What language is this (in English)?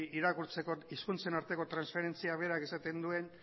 Basque